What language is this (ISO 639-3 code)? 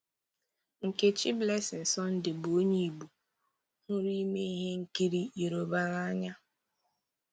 ibo